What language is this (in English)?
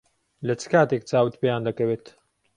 Central Kurdish